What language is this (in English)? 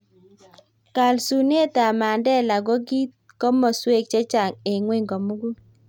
Kalenjin